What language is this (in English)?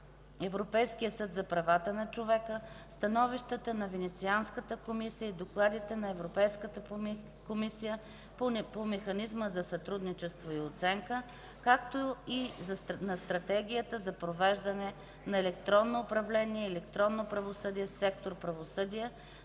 Bulgarian